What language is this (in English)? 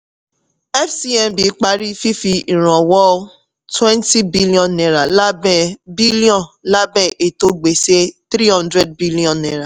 Yoruba